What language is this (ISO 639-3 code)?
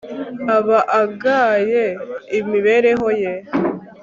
kin